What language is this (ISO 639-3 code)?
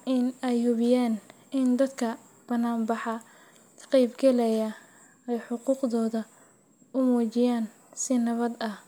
som